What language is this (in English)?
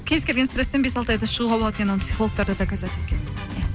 Kazakh